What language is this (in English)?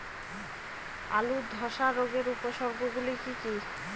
Bangla